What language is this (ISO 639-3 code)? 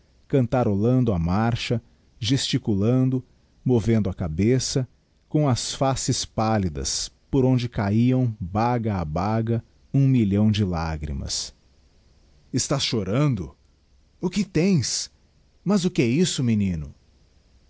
por